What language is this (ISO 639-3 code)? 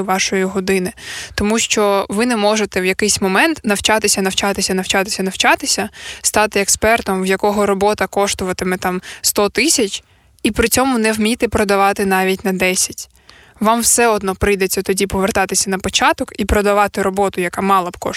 ukr